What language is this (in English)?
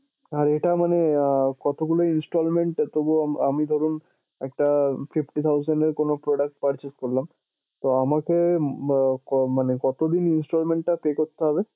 Bangla